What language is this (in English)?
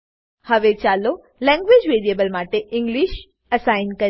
Gujarati